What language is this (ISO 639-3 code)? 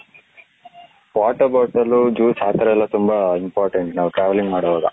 kan